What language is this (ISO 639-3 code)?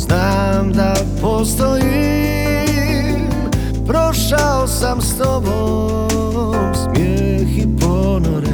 hrv